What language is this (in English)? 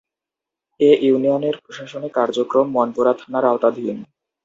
Bangla